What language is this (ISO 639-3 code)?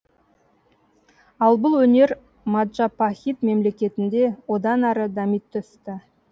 kaz